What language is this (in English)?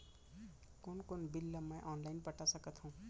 Chhattisgarhi